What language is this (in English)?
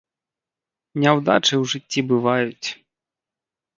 Belarusian